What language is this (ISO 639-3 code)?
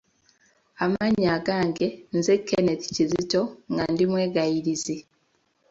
lug